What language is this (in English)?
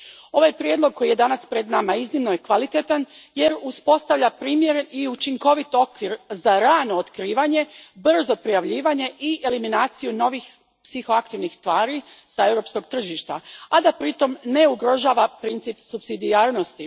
Croatian